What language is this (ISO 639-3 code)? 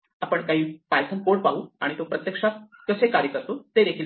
mar